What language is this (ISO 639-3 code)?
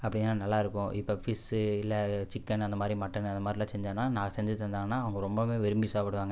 tam